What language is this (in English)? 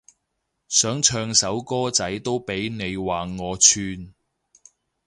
Cantonese